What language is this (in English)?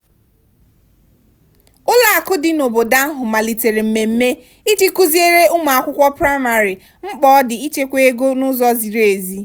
Igbo